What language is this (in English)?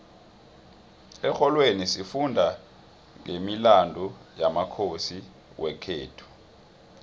South Ndebele